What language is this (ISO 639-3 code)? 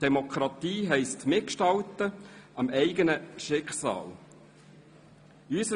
gsw